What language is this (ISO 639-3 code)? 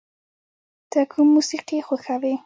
pus